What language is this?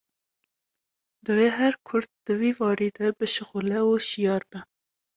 Kurdish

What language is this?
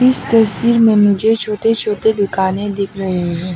Hindi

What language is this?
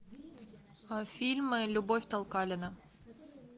Russian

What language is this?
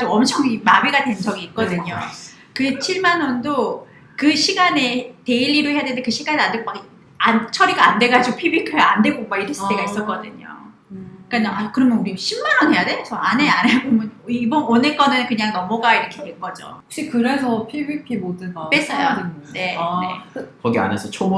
Korean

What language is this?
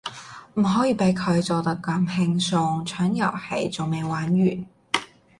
Cantonese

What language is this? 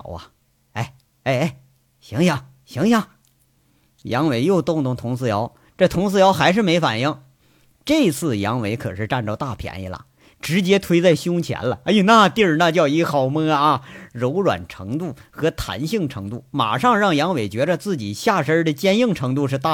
Chinese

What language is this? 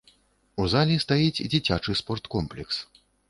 Belarusian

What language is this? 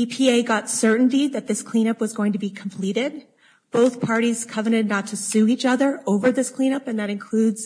English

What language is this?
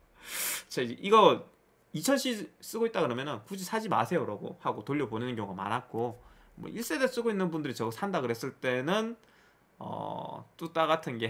Korean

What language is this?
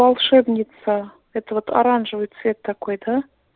Russian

